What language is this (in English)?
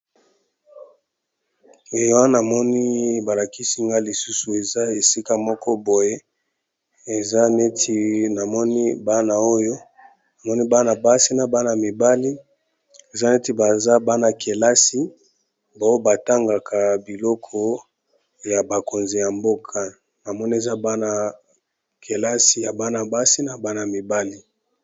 Lingala